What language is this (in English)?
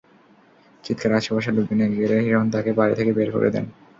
Bangla